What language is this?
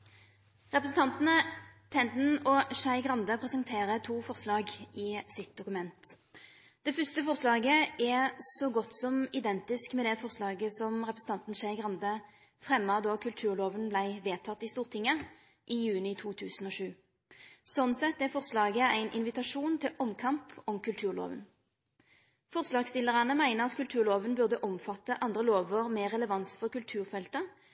Norwegian Nynorsk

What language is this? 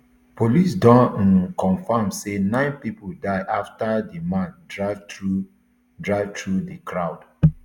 Nigerian Pidgin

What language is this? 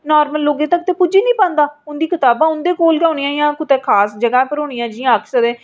Dogri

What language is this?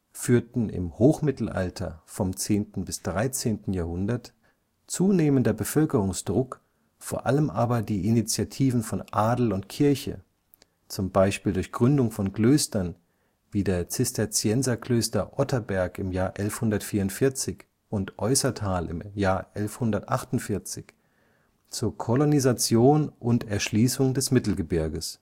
German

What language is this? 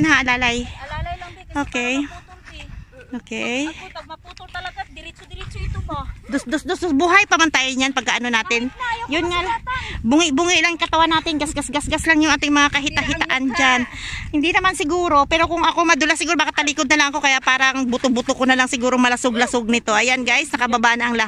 Filipino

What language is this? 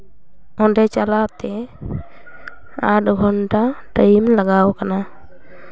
Santali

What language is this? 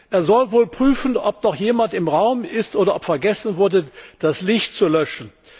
German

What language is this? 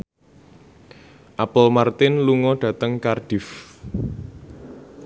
Javanese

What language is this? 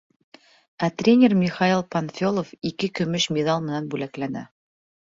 Bashkir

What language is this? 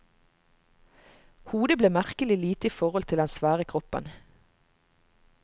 Norwegian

